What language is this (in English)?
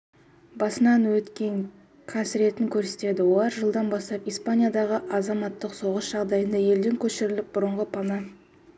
Kazakh